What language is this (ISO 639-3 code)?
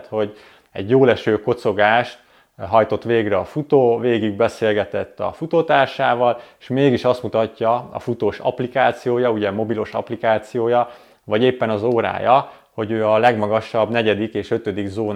hun